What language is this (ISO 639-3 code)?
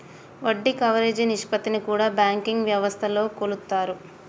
tel